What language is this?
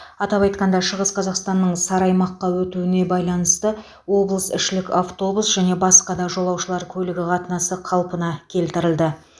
Kazakh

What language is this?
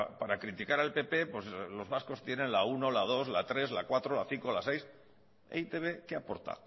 Spanish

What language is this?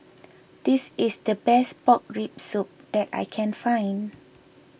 English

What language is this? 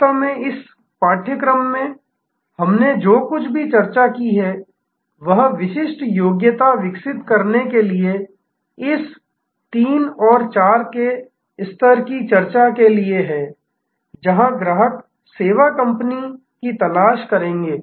Hindi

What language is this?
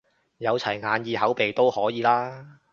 Cantonese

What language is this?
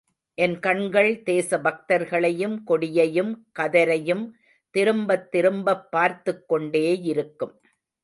Tamil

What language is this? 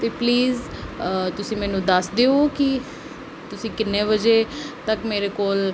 Punjabi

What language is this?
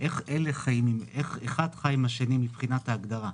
Hebrew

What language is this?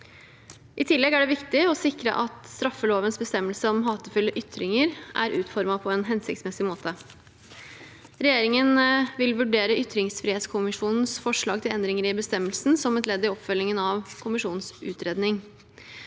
Norwegian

